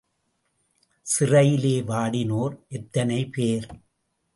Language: Tamil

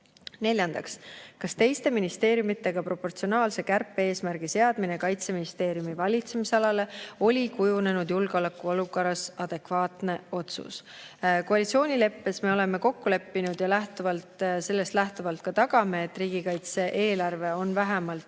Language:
Estonian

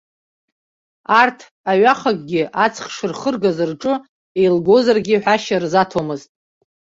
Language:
Abkhazian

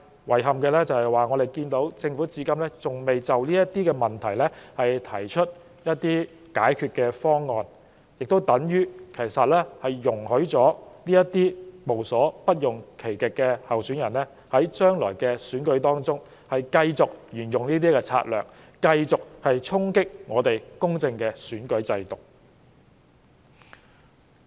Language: Cantonese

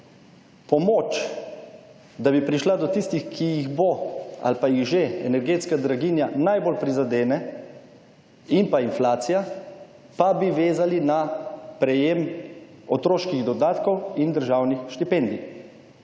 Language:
Slovenian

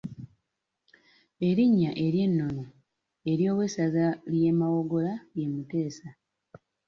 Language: Ganda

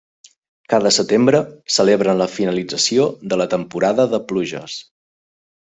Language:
Catalan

